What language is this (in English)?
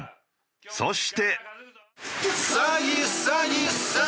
Japanese